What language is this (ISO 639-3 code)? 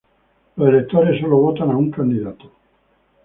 spa